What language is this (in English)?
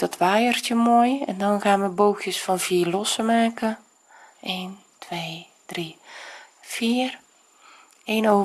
Dutch